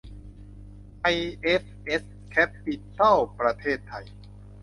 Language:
Thai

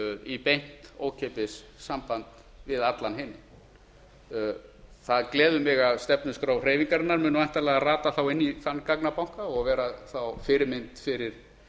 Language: Icelandic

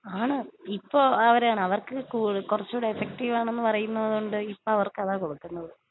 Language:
Malayalam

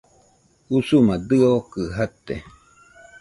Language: Nüpode Huitoto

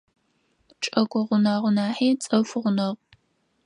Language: Adyghe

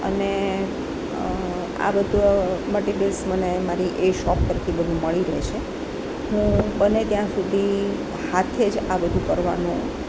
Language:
Gujarati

